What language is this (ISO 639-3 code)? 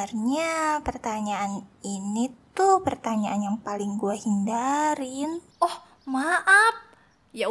ind